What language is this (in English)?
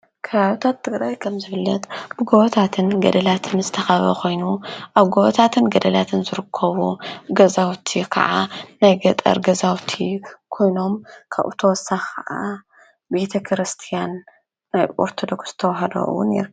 Tigrinya